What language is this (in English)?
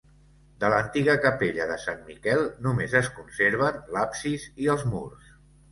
Catalan